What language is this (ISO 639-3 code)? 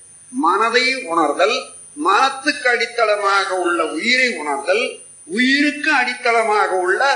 tam